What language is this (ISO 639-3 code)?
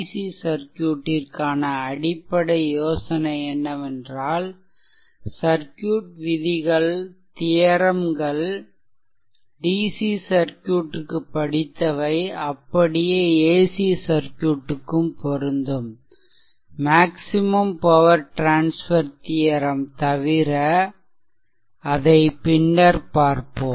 tam